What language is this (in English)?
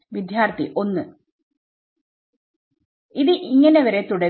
Malayalam